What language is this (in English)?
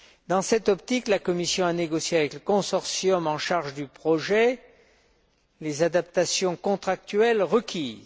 French